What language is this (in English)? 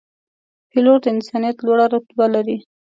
Pashto